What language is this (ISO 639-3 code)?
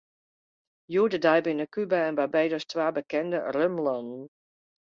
fry